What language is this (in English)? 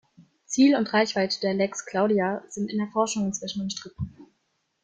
German